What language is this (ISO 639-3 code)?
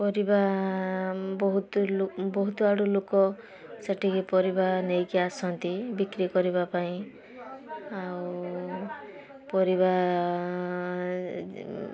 ori